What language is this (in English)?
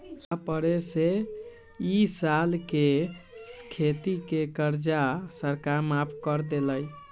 Magahi